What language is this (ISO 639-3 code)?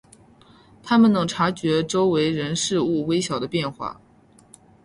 zho